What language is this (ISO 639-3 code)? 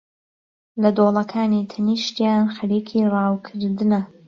ckb